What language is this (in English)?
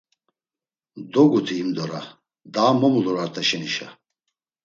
Laz